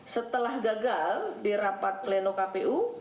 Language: Indonesian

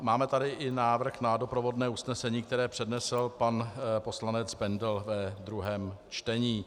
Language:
Czech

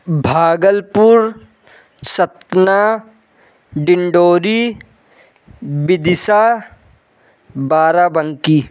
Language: Hindi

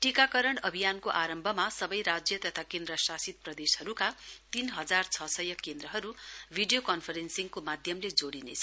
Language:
Nepali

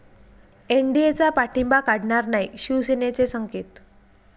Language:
Marathi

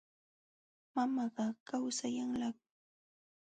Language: Jauja Wanca Quechua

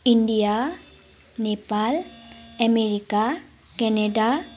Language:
Nepali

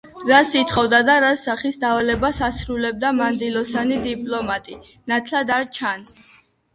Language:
Georgian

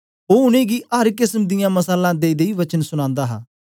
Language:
Dogri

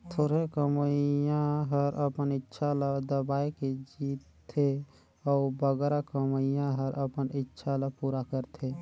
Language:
Chhattisgarhi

